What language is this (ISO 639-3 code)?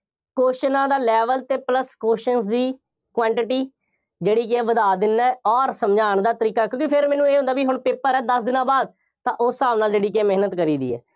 pan